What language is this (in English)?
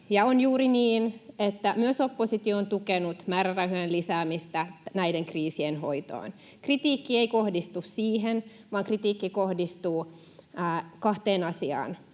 Finnish